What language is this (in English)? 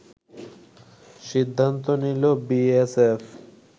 Bangla